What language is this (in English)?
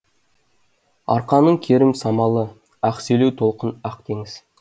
Kazakh